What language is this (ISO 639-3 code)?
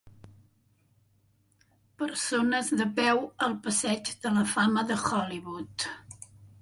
cat